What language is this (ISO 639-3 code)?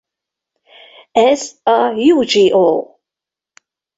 hun